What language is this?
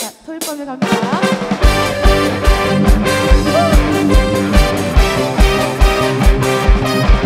Korean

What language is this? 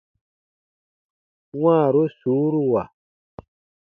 Baatonum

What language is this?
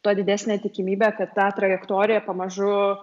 Lithuanian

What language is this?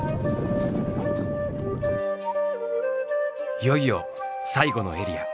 Japanese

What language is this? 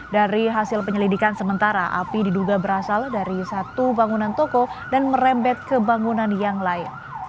Indonesian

